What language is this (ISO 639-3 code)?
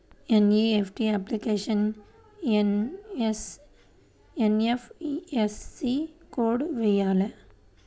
tel